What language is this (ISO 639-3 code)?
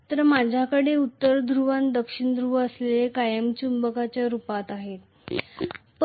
mar